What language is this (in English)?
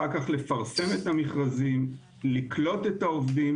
Hebrew